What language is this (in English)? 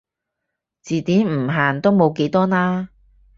Cantonese